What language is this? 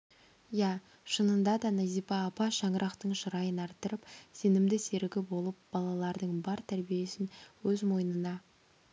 Kazakh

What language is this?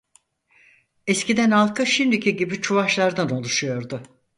Turkish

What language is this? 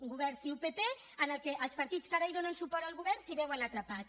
Catalan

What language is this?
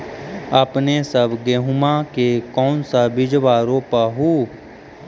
Magahi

